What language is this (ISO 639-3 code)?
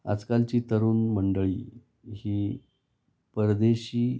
mar